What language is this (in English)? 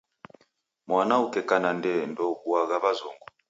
Taita